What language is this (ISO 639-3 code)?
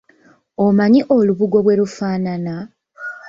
lug